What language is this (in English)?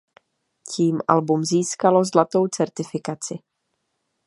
Czech